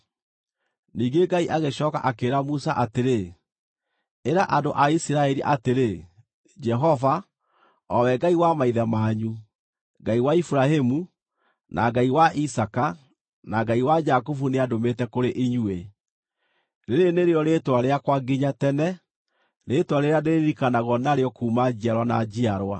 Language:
Kikuyu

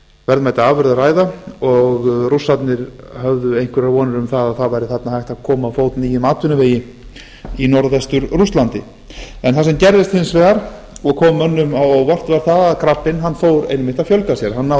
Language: Icelandic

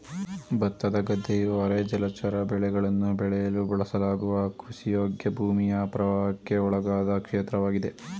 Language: Kannada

